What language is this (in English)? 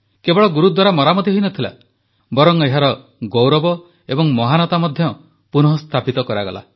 Odia